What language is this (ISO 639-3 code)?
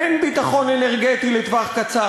heb